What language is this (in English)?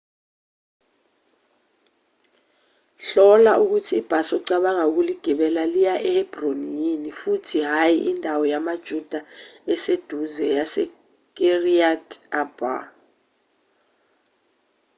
Zulu